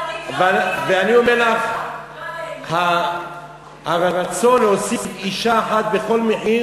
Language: Hebrew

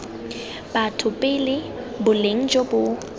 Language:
Tswana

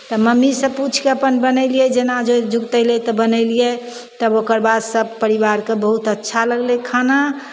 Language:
Maithili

